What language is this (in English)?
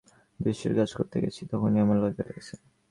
Bangla